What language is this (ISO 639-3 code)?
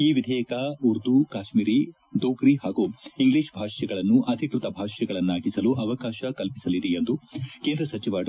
kan